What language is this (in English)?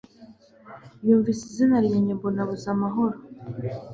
Kinyarwanda